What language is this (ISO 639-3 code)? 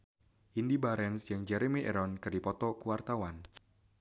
sun